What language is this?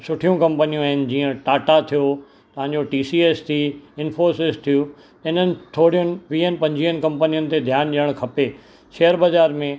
Sindhi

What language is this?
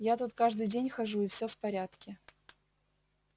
Russian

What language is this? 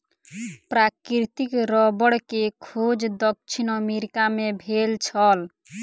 Maithili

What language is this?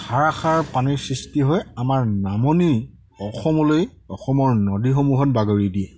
Assamese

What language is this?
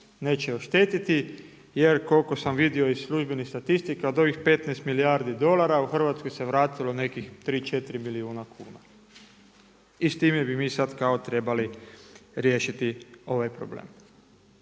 Croatian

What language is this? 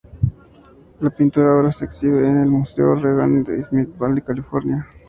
Spanish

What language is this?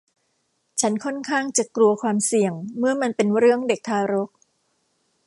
Thai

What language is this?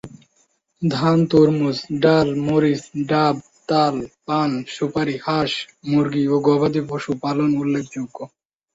Bangla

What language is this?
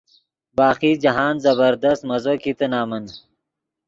Yidgha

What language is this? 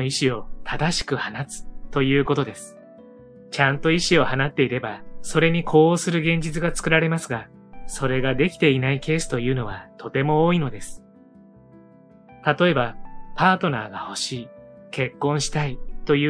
Japanese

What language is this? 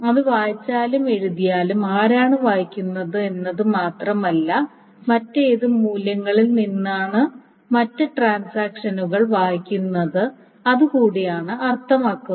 Malayalam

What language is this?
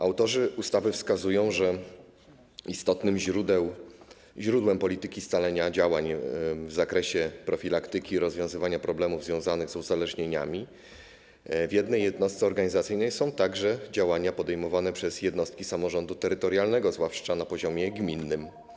Polish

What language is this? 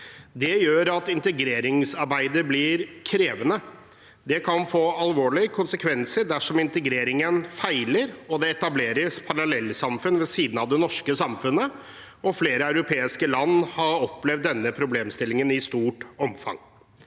Norwegian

